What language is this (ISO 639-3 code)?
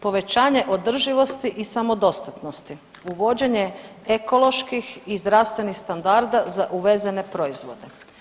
hrv